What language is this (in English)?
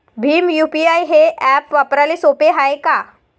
Marathi